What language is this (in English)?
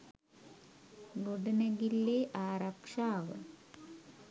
Sinhala